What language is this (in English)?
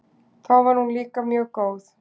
Icelandic